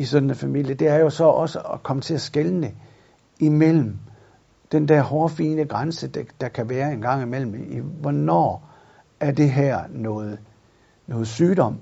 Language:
Danish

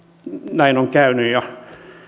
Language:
Finnish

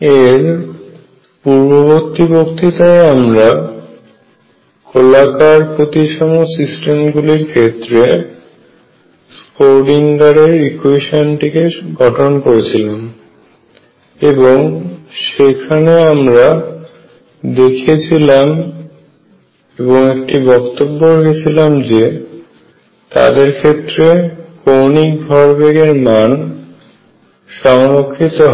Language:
Bangla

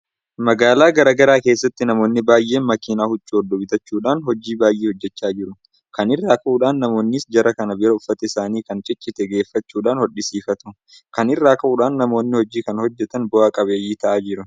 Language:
Oromo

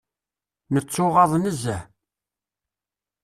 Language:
Kabyle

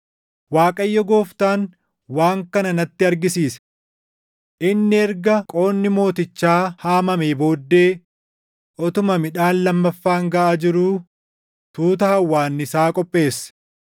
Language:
Oromo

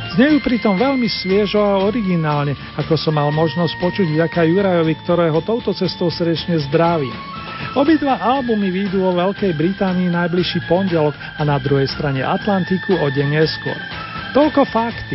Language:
Slovak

